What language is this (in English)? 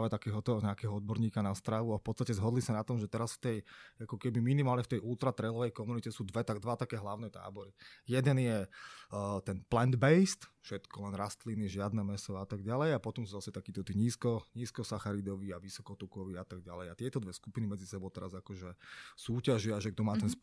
Slovak